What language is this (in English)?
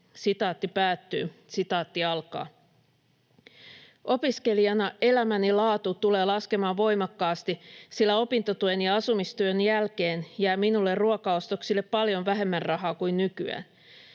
Finnish